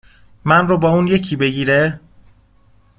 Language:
Persian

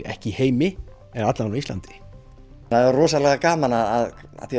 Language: Icelandic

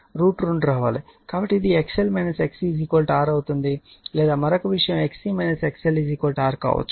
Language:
Telugu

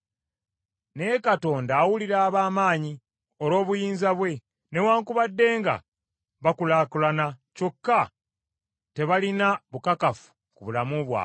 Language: Ganda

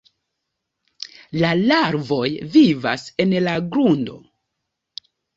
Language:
Esperanto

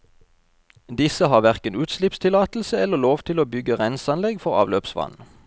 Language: Norwegian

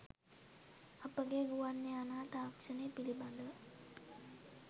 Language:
Sinhala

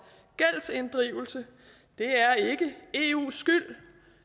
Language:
Danish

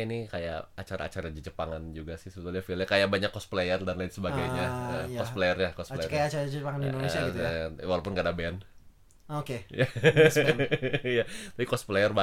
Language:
Indonesian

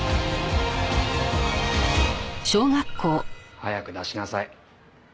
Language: Japanese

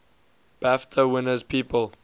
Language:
English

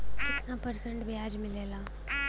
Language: Bhojpuri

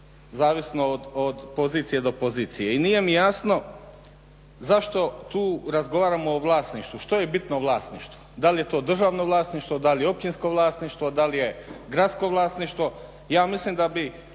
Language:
Croatian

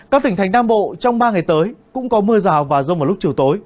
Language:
Vietnamese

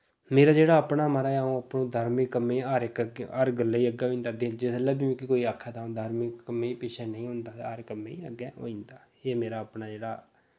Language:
Dogri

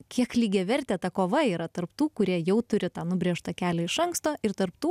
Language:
Lithuanian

